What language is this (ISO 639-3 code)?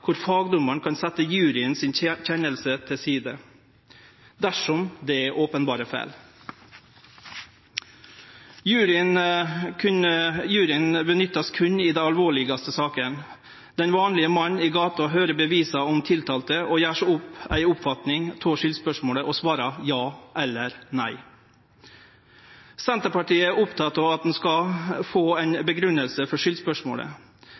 nno